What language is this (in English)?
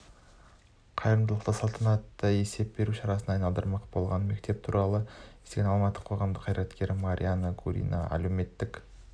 Kazakh